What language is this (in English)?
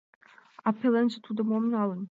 Mari